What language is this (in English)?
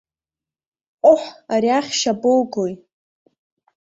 Abkhazian